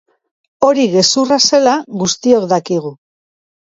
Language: Basque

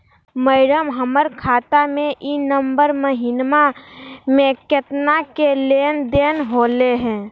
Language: Magahi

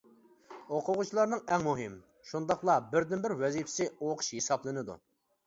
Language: Uyghur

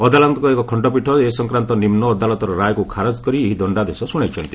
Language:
Odia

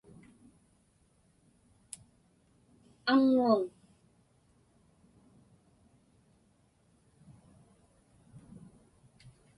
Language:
Inupiaq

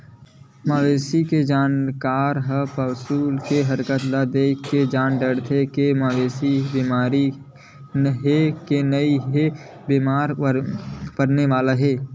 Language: Chhattisgarhi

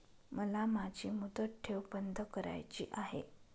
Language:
Marathi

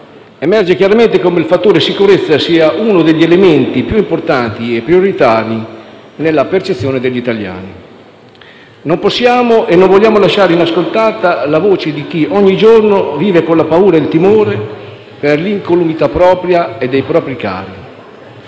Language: Italian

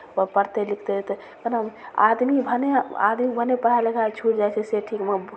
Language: Maithili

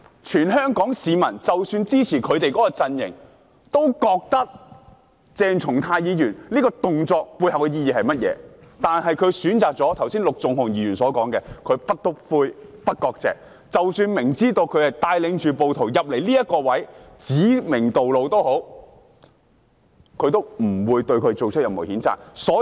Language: Cantonese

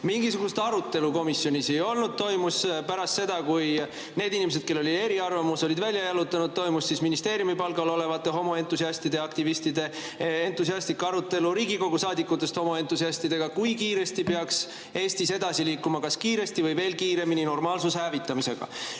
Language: Estonian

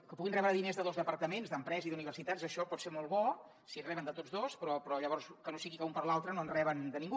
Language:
Catalan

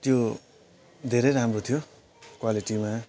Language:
Nepali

